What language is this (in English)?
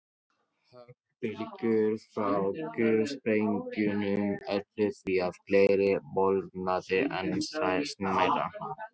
Icelandic